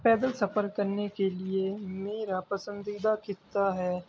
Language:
Urdu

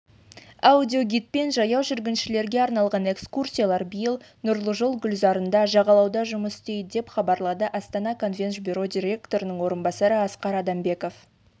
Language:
Kazakh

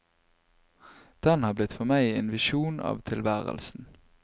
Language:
Norwegian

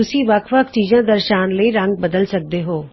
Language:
Punjabi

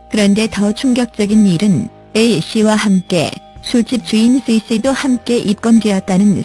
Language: Korean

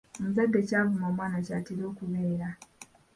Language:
Ganda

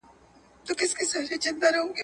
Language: Pashto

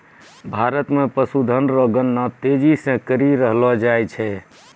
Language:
Maithili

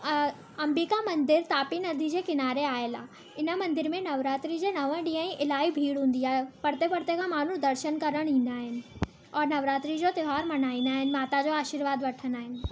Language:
Sindhi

